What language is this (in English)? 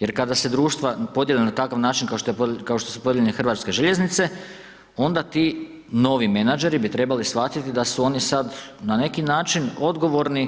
Croatian